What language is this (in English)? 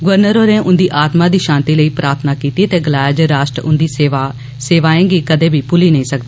Dogri